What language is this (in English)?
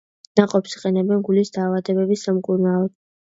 Georgian